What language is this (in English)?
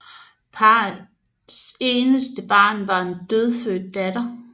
Danish